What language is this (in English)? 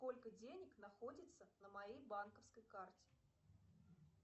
Russian